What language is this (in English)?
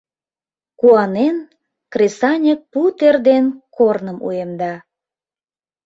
Mari